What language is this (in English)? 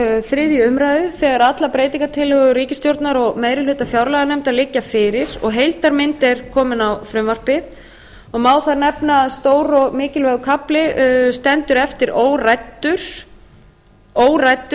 Icelandic